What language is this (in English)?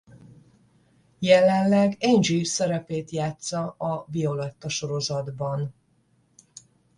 Hungarian